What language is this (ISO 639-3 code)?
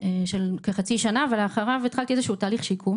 heb